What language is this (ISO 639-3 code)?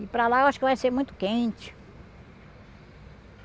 por